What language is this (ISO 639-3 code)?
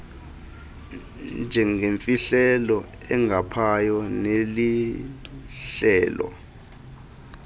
xho